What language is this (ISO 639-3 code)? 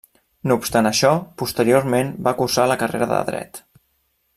cat